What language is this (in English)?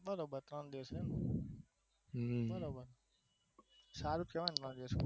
Gujarati